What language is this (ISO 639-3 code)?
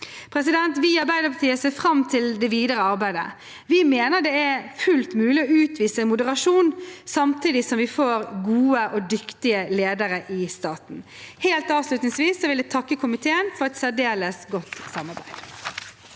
nor